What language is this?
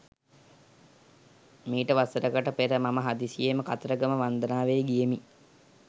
Sinhala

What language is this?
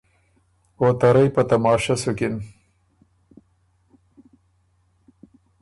Ormuri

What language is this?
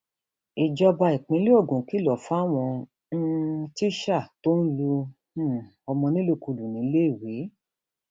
Yoruba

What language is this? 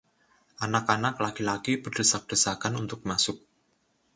Indonesian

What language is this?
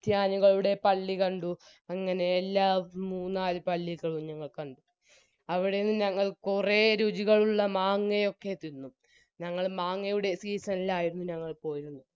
Malayalam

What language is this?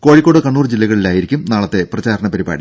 Malayalam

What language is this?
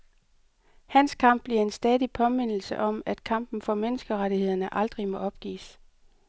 Danish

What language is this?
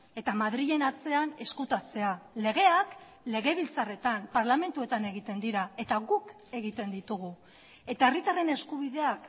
Basque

